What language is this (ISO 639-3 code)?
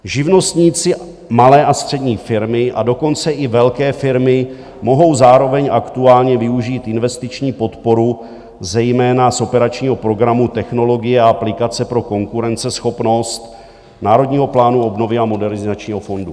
ces